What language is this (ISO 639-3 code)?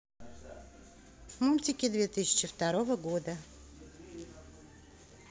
rus